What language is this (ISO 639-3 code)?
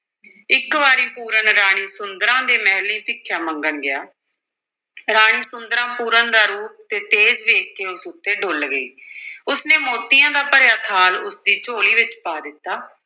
pan